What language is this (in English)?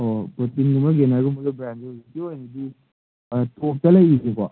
Manipuri